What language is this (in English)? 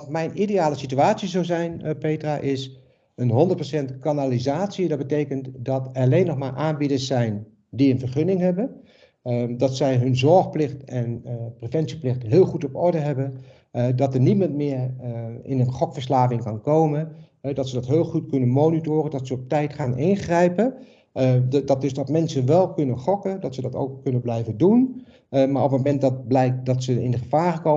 Dutch